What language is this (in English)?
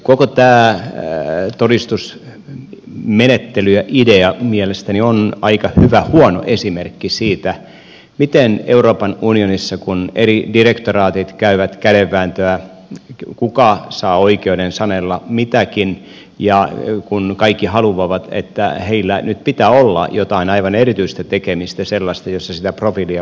Finnish